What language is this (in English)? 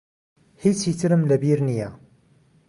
Central Kurdish